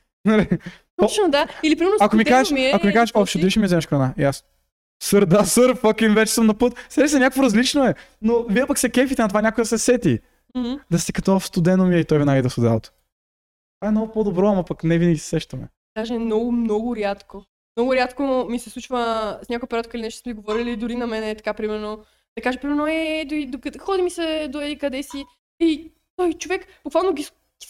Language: Bulgarian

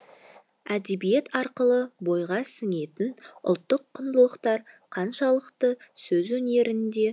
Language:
Kazakh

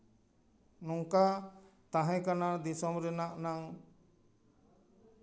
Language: Santali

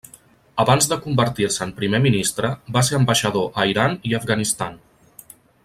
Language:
Catalan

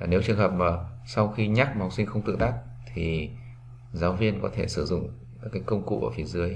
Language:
Vietnamese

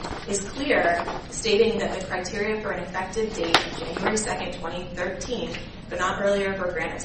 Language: English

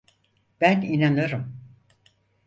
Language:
Turkish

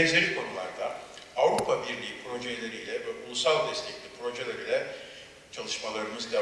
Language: Turkish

